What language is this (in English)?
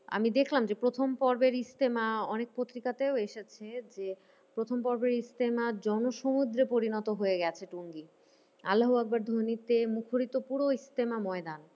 Bangla